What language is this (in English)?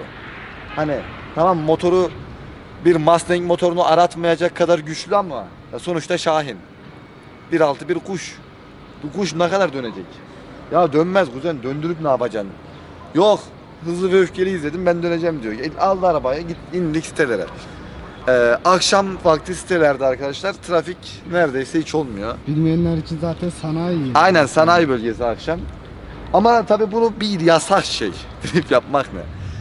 Turkish